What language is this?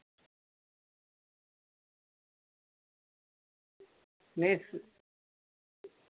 Dogri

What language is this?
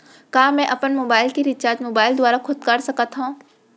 Chhattisgarhi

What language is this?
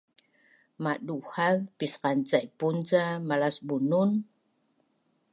Bunun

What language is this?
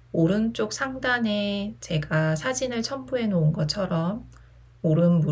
Korean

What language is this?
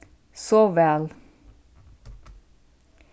Faroese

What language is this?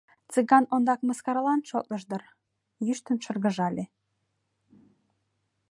Mari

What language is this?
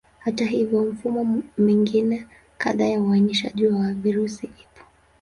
Swahili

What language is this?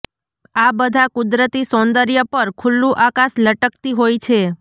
Gujarati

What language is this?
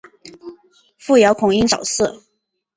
Chinese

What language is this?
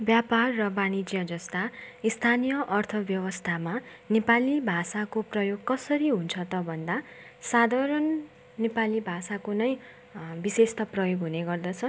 Nepali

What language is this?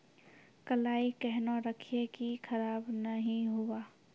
Maithili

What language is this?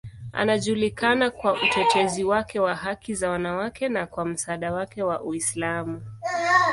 Swahili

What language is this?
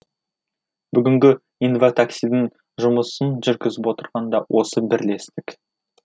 Kazakh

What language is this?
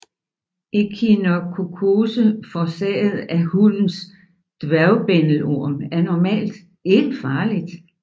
Danish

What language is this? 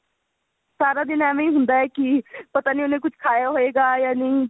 Punjabi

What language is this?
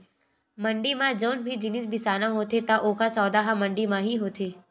Chhattisgarhi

